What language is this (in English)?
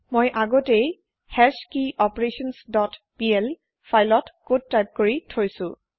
Assamese